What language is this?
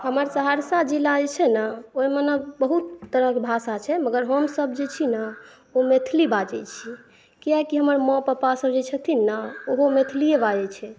Maithili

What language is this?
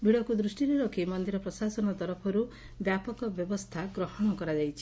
Odia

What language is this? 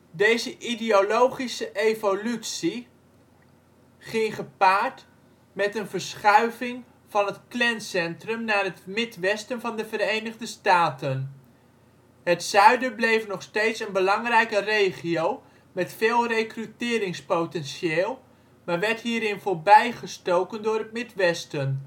Dutch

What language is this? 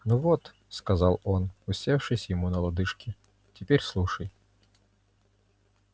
Russian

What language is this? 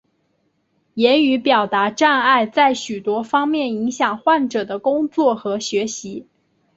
Chinese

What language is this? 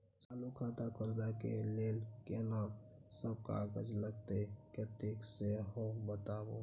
Maithili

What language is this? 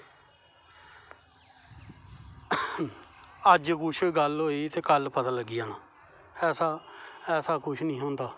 Dogri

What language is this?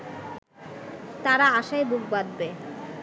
Bangla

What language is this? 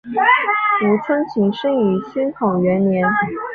Chinese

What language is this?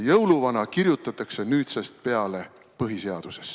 Estonian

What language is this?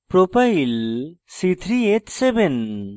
Bangla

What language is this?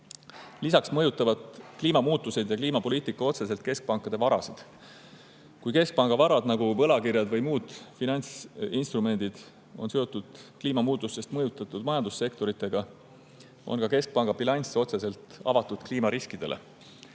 Estonian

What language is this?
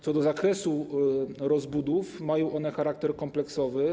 Polish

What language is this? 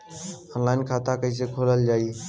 Bhojpuri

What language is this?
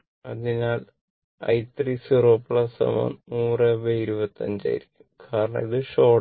Malayalam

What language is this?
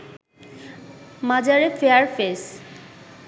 Bangla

